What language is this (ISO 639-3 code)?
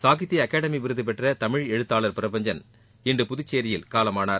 tam